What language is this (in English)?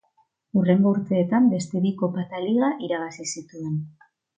Basque